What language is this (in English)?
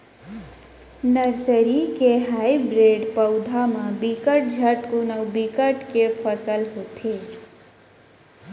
Chhattisgarhi